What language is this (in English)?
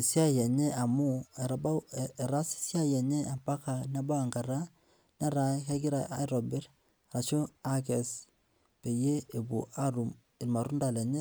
Masai